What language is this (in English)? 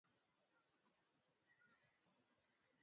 Swahili